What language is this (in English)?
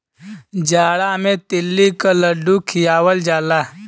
Bhojpuri